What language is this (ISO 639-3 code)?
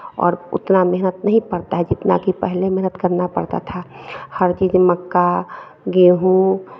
hin